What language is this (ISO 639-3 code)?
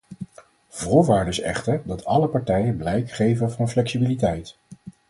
nld